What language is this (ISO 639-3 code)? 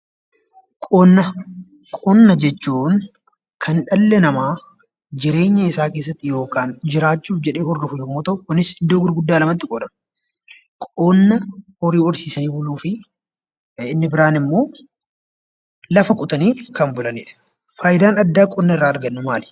orm